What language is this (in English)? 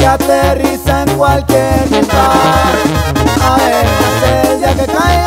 Spanish